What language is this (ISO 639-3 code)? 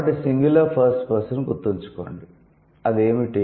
tel